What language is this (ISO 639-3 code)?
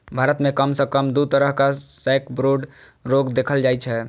mai